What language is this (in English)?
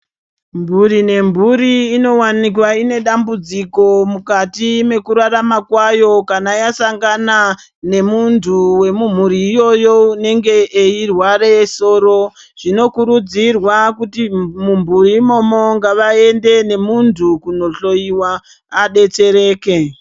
Ndau